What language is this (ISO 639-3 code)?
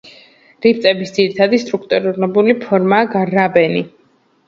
kat